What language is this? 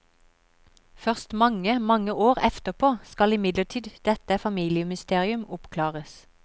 Norwegian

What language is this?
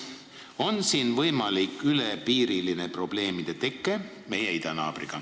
Estonian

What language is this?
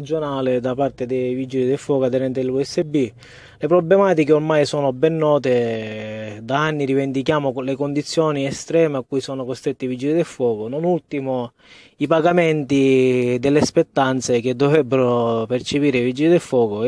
Italian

